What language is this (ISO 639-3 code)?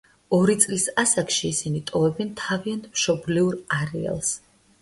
kat